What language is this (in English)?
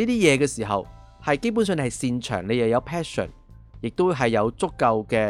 Chinese